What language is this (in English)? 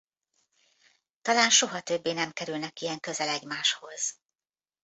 Hungarian